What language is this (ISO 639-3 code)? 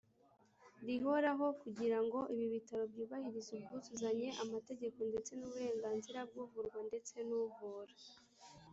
kin